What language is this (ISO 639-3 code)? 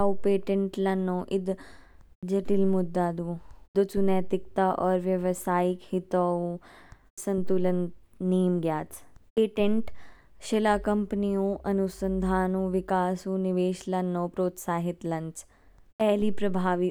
kfk